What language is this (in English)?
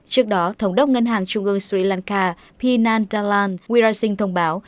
Vietnamese